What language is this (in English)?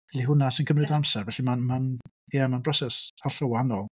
Welsh